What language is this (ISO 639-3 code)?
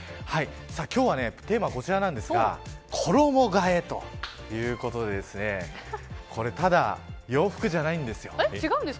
jpn